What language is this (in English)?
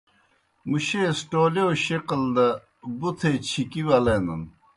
Kohistani Shina